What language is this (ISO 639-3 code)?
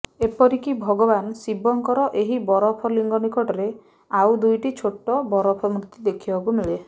ori